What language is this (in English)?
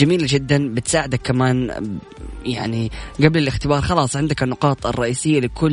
Arabic